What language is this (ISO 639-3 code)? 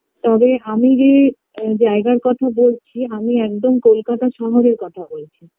ben